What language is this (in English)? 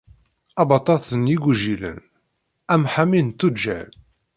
Kabyle